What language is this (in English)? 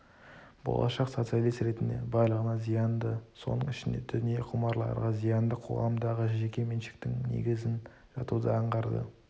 Kazakh